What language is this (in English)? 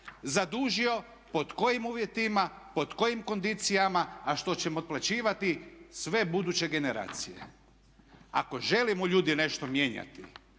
Croatian